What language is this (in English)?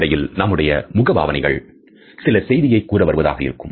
Tamil